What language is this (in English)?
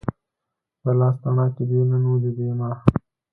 Pashto